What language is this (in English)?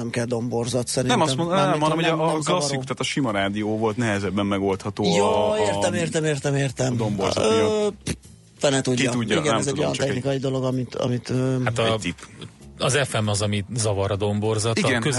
Hungarian